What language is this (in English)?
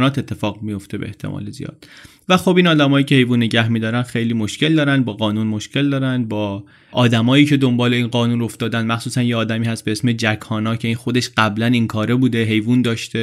Persian